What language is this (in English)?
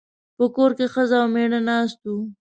Pashto